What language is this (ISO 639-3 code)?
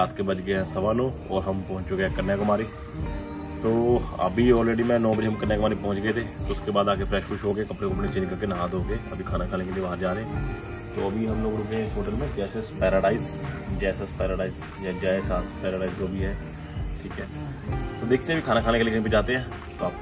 hin